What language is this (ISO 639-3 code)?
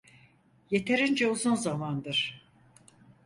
tur